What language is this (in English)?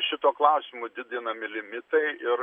Lithuanian